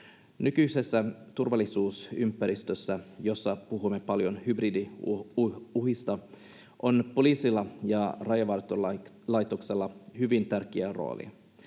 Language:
Finnish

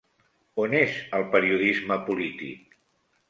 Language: Catalan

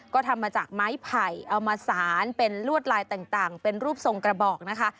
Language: Thai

